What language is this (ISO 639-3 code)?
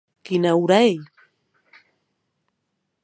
oci